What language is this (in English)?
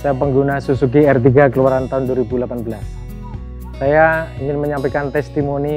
Indonesian